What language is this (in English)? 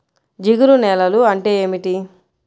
Telugu